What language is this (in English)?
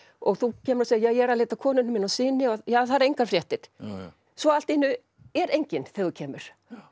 Icelandic